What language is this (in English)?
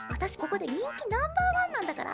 Japanese